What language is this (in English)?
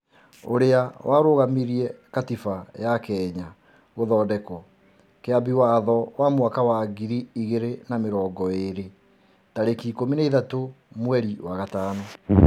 Kikuyu